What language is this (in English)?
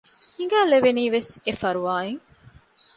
Divehi